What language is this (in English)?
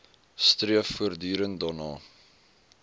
Afrikaans